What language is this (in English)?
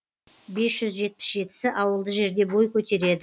Kazakh